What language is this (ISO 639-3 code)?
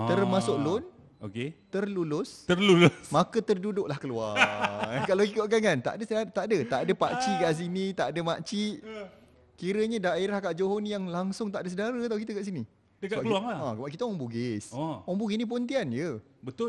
msa